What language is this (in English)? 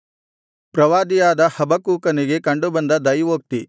Kannada